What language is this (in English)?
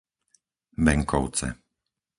Slovak